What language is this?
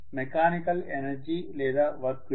Telugu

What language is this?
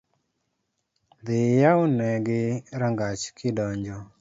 Luo (Kenya and Tanzania)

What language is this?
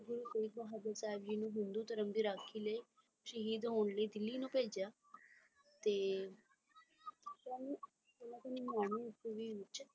Punjabi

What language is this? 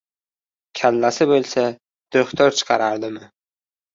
Uzbek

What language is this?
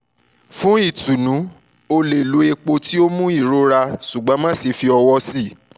Yoruba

